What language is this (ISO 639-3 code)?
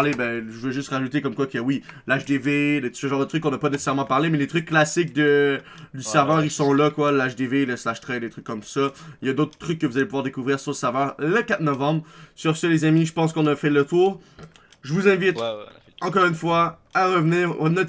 fra